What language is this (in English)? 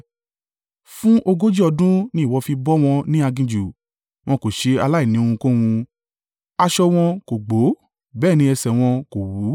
Yoruba